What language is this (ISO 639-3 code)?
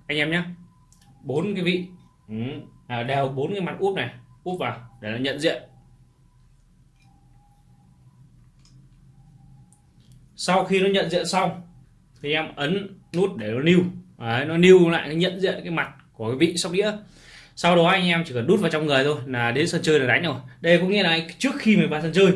vie